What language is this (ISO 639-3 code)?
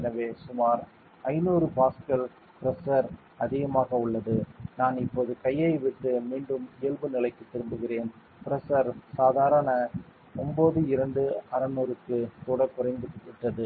tam